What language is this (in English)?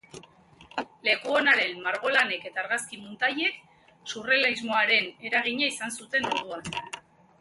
Basque